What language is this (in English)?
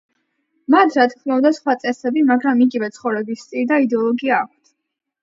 Georgian